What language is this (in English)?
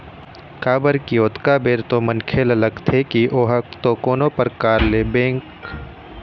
Chhattisgarhi